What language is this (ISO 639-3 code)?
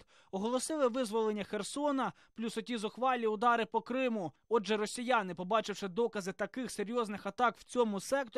ukr